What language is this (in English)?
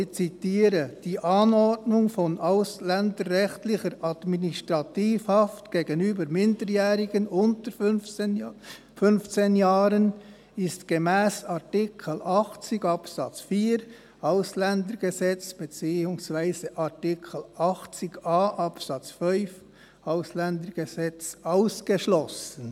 Swiss German